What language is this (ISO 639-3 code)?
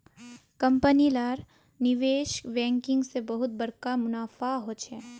mag